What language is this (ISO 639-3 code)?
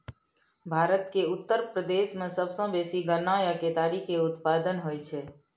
mai